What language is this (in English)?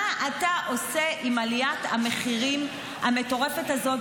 Hebrew